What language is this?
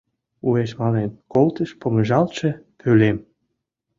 Mari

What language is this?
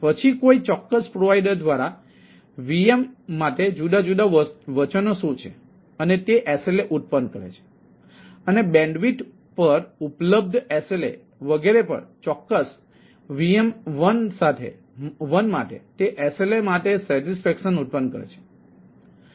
Gujarati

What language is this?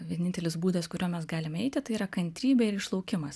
Lithuanian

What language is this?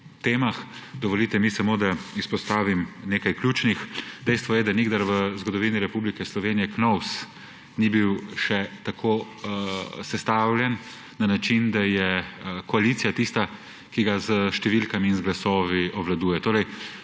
Slovenian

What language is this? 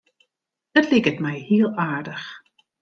Western Frisian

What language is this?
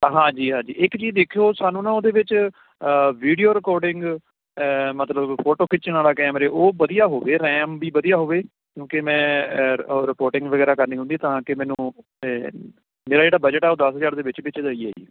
Punjabi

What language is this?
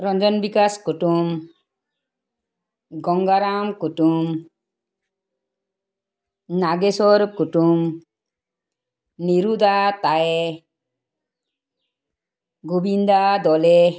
Assamese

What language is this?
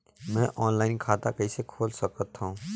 Chhattisgarhi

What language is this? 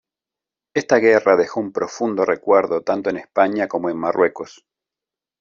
Spanish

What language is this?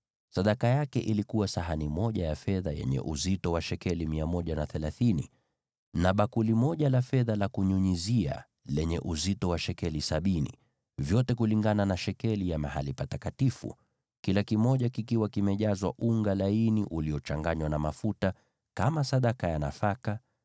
Swahili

